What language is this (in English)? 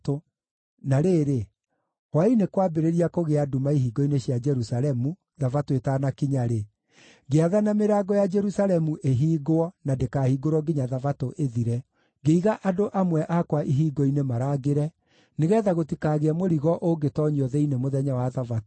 Kikuyu